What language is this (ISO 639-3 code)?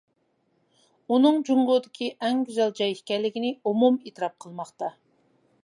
uig